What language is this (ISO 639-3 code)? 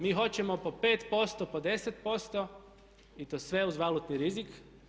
hrv